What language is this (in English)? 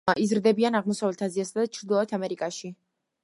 Georgian